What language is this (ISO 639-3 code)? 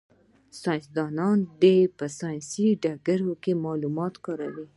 pus